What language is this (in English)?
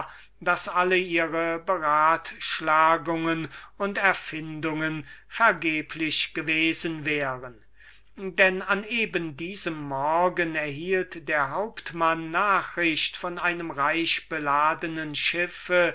German